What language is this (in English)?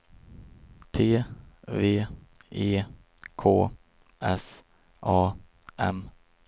Swedish